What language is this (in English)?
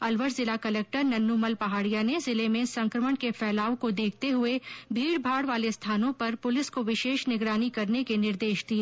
Hindi